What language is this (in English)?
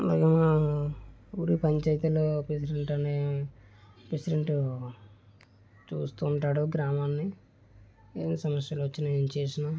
Telugu